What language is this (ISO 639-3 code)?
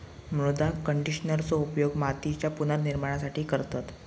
mar